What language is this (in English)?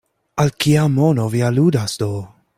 Esperanto